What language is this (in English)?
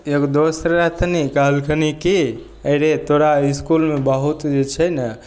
Maithili